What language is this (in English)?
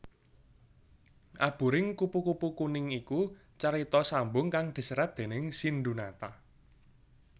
Javanese